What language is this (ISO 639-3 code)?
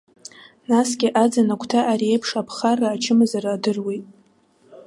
abk